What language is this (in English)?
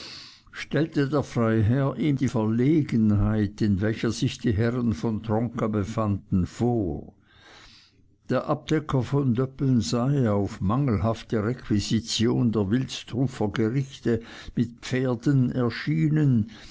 German